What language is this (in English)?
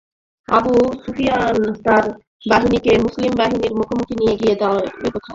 Bangla